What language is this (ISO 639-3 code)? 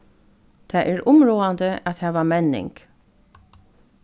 fao